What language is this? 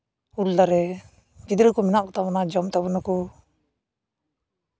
Santali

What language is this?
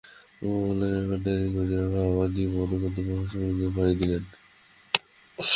Bangla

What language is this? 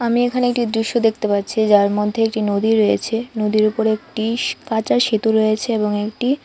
Bangla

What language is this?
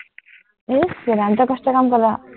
Assamese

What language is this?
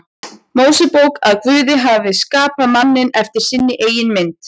Icelandic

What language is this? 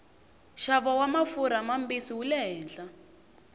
Tsonga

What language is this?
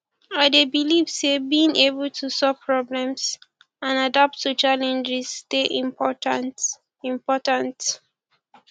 Nigerian Pidgin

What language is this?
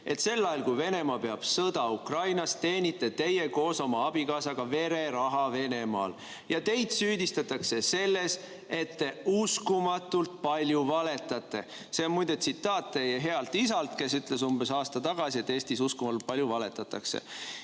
Estonian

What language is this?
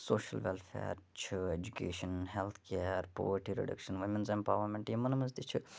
Kashmiri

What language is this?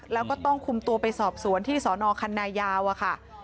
Thai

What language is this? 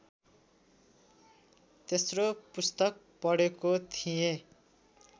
Nepali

